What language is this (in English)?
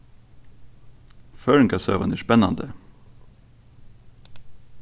Faroese